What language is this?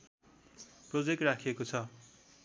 Nepali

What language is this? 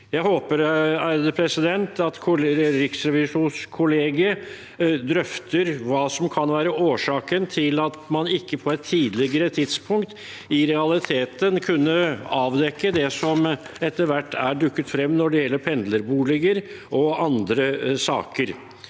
Norwegian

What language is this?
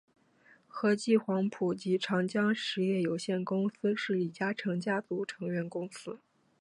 Chinese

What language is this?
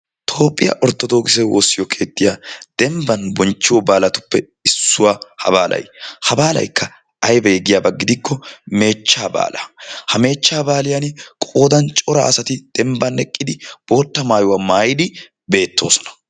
Wolaytta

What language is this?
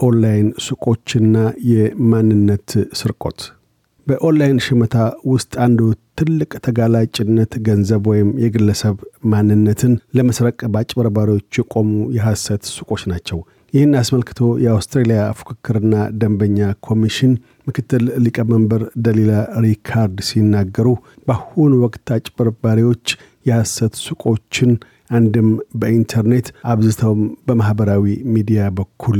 Amharic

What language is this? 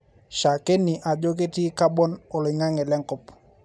Masai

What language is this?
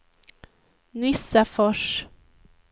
Swedish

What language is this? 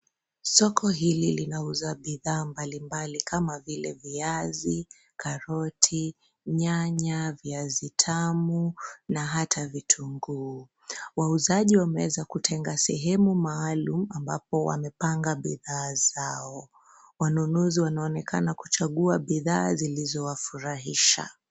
Swahili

